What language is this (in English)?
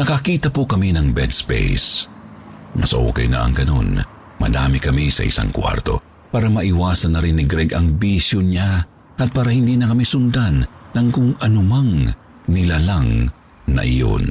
Filipino